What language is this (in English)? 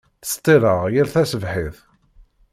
Kabyle